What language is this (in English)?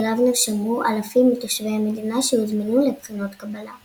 Hebrew